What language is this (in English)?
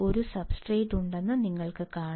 Malayalam